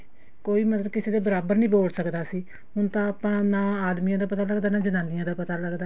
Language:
Punjabi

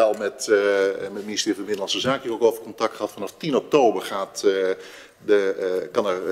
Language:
Dutch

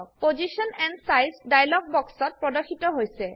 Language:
Assamese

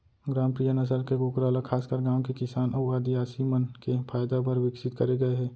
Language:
Chhattisgarhi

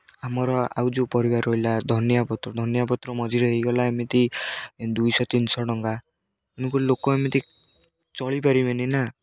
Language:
Odia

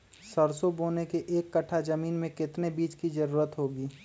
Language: Magahi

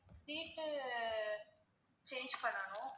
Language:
Tamil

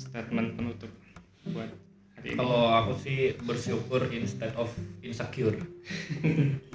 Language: Indonesian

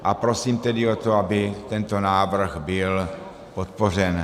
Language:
Czech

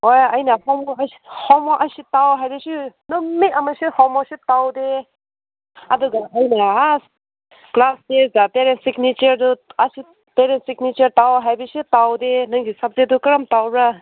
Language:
Manipuri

